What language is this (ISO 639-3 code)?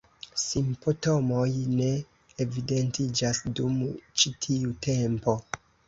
epo